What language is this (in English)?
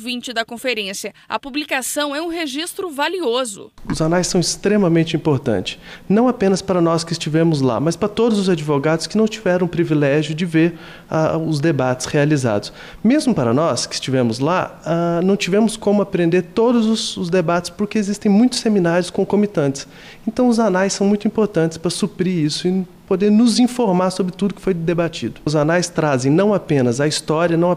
Portuguese